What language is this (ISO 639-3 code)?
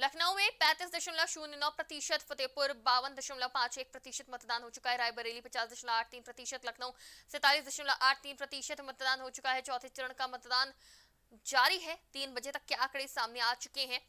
hin